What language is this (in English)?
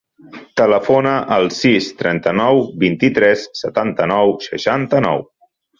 Catalan